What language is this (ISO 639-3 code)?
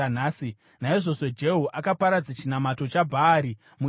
sna